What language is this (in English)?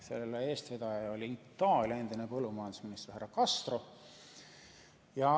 Estonian